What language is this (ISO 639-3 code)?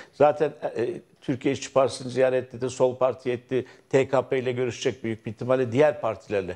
tur